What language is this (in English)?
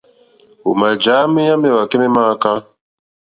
Mokpwe